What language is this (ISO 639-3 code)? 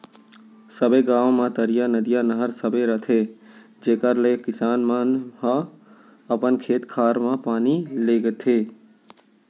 hne